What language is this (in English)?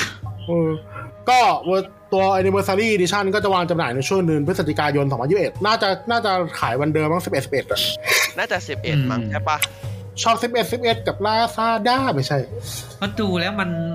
Thai